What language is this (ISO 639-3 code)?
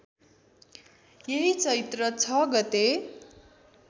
nep